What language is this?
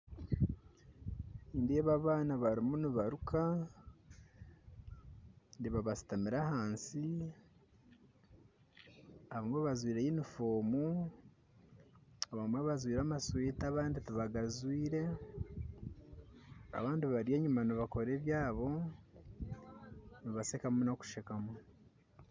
Nyankole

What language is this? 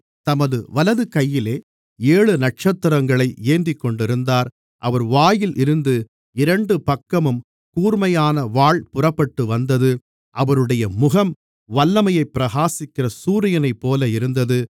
Tamil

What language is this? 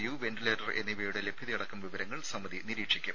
Malayalam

